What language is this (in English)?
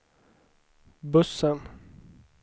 Swedish